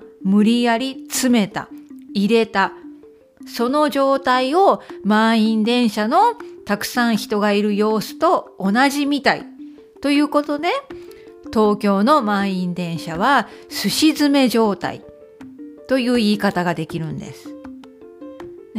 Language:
Japanese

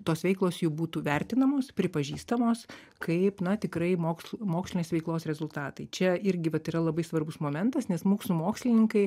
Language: Lithuanian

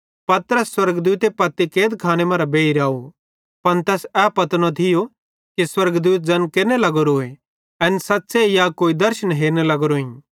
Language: Bhadrawahi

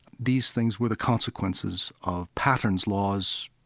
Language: English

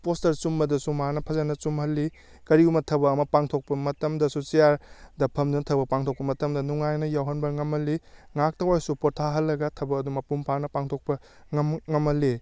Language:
Manipuri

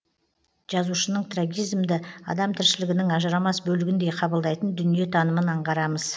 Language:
Kazakh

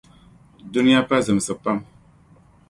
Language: Dagbani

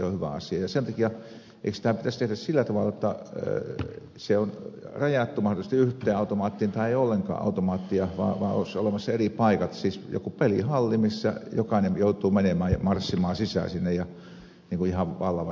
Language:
Finnish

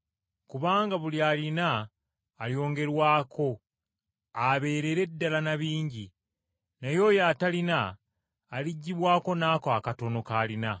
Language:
Ganda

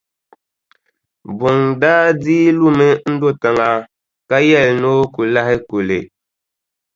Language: Dagbani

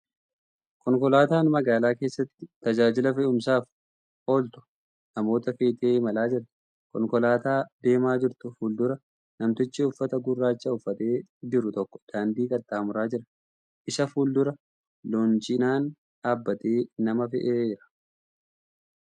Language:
Oromo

